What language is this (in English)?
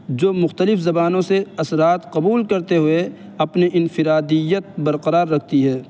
Urdu